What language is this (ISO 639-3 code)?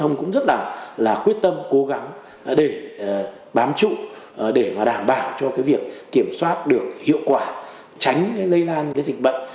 vie